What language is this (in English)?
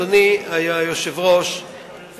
Hebrew